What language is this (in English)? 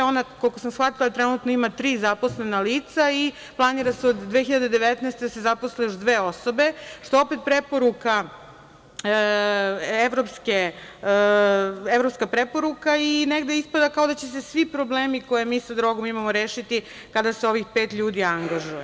Serbian